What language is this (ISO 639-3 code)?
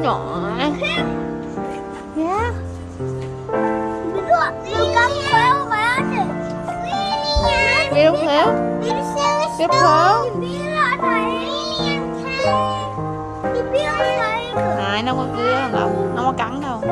vie